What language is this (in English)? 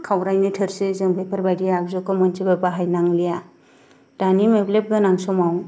Bodo